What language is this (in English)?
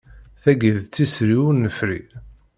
Kabyle